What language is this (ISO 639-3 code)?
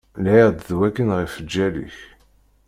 kab